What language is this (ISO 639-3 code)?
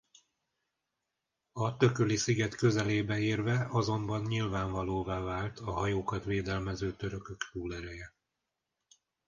hun